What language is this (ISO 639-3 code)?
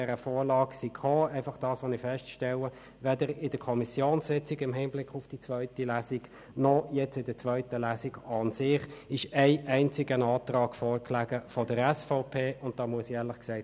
gsw